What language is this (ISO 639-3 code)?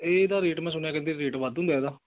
pan